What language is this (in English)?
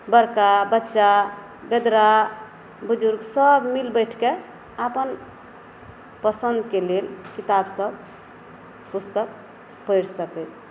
Maithili